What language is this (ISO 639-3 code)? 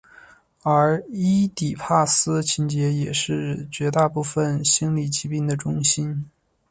zho